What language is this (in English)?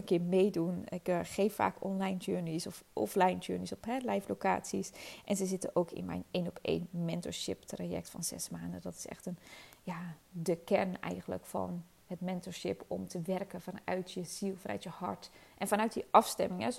Dutch